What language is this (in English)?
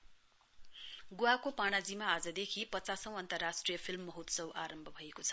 Nepali